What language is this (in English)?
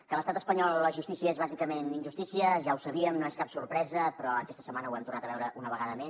Catalan